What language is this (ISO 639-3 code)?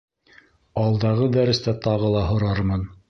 bak